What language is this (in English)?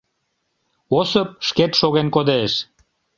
Mari